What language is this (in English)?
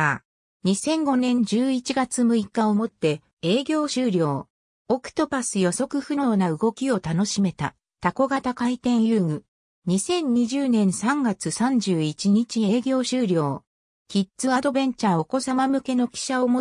Japanese